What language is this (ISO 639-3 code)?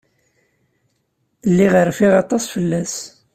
kab